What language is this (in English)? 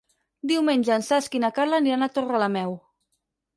Catalan